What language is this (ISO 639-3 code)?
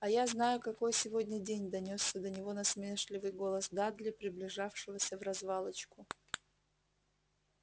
rus